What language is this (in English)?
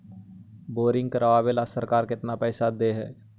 Magahi